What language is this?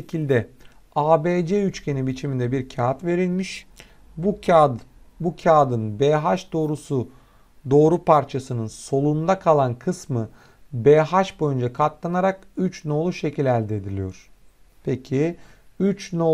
Turkish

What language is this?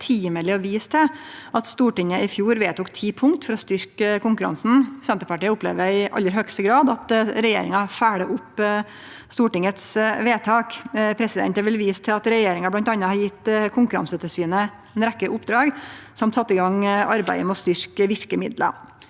Norwegian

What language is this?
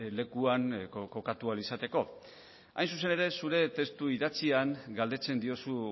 Basque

